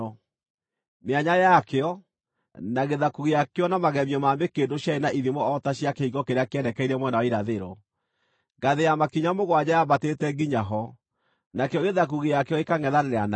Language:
Kikuyu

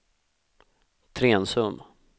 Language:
Swedish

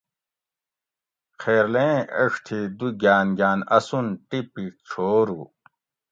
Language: Gawri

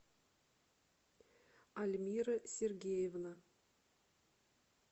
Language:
Russian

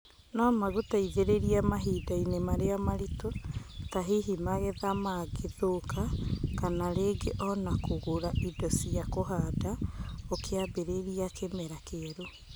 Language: Kikuyu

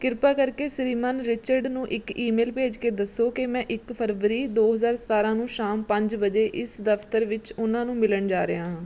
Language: Punjabi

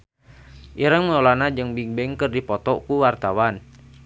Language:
Sundanese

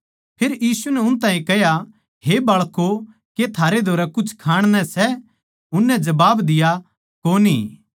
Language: Haryanvi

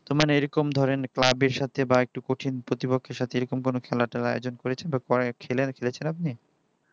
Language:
Bangla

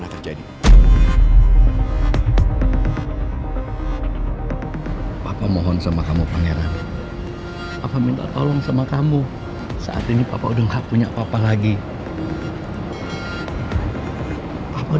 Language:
Indonesian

